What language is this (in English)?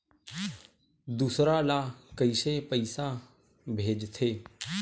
Chhattisgarhi